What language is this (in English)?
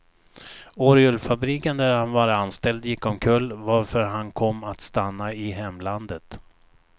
Swedish